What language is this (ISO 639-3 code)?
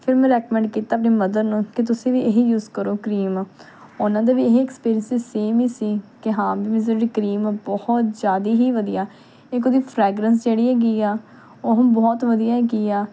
pan